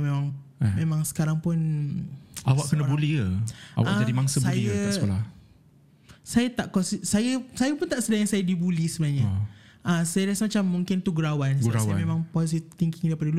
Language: Malay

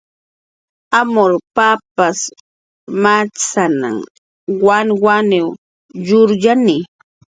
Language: Jaqaru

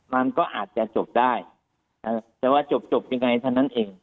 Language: Thai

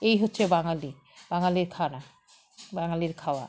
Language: Bangla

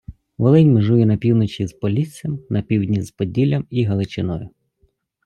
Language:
Ukrainian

